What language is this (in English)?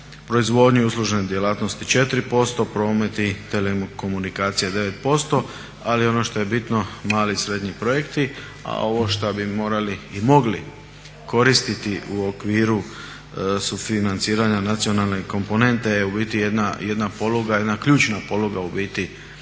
Croatian